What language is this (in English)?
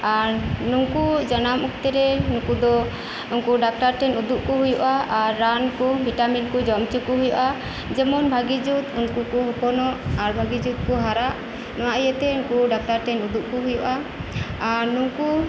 Santali